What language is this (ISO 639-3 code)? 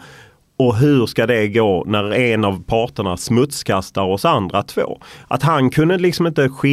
swe